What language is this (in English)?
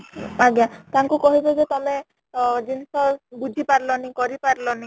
Odia